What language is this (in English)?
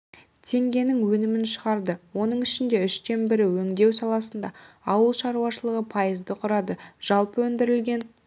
Kazakh